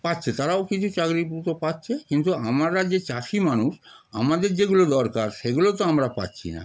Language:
Bangla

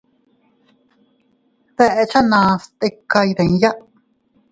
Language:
Teutila Cuicatec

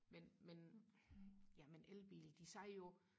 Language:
Danish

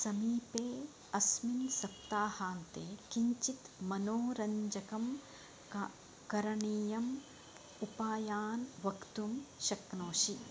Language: Sanskrit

